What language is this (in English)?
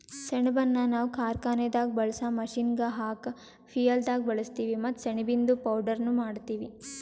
Kannada